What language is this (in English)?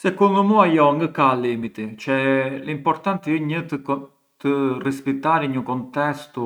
Arbëreshë Albanian